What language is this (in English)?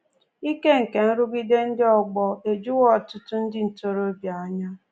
Igbo